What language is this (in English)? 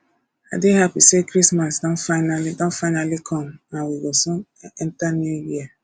Nigerian Pidgin